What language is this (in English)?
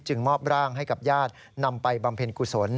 Thai